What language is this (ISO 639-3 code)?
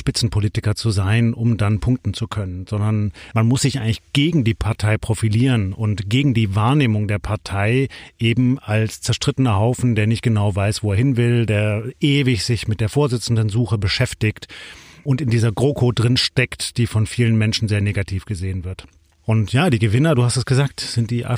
deu